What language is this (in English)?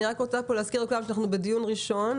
Hebrew